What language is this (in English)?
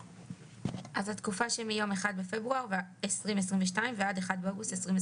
Hebrew